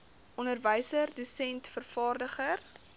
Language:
Afrikaans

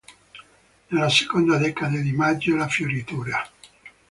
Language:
Italian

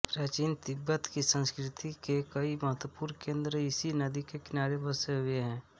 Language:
Hindi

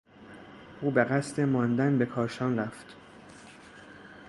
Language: Persian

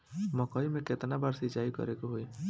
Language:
Bhojpuri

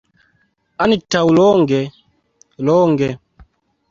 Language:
Esperanto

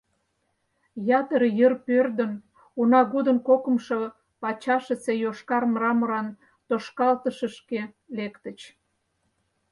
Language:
Mari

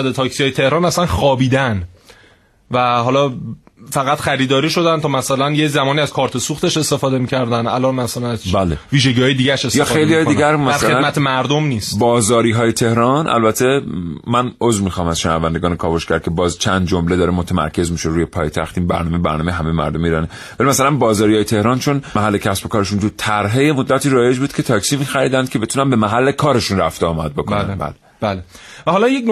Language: Persian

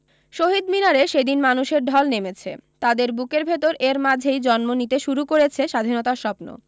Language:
Bangla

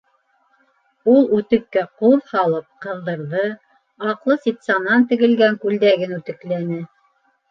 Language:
Bashkir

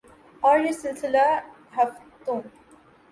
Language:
Urdu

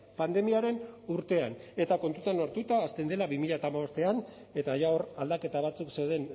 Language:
Basque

